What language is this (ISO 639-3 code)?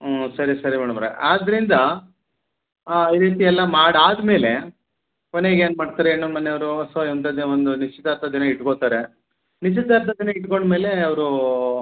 kan